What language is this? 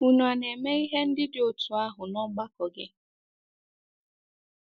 Igbo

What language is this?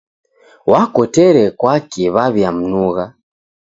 Taita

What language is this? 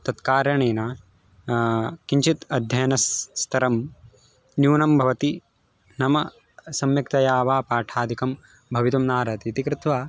Sanskrit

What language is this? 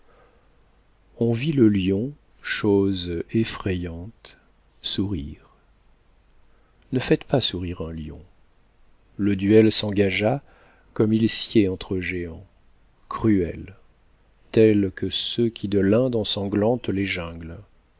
French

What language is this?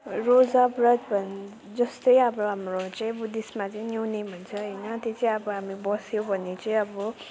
Nepali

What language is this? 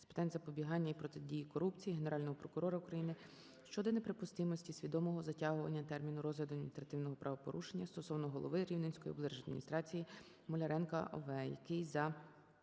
Ukrainian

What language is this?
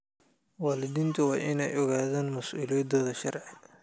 Somali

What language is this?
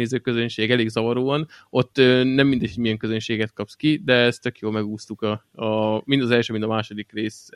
Hungarian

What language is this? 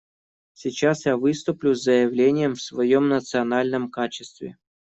Russian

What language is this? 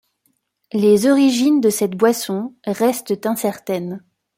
French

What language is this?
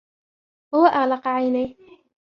Arabic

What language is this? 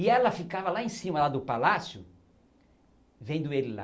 Portuguese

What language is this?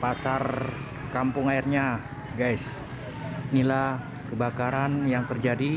Indonesian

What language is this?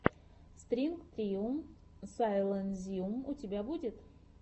Russian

